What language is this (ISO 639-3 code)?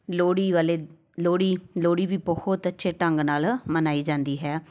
pan